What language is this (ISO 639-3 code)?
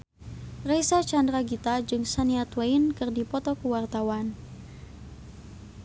sun